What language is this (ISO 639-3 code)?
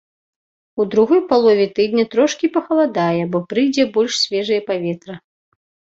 bel